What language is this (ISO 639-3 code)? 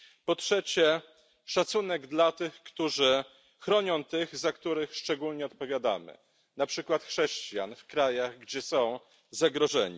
pol